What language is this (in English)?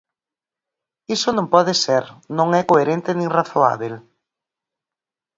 Galician